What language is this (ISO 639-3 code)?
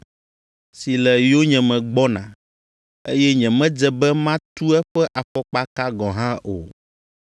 ewe